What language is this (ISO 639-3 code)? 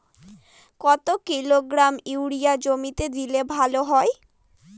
ben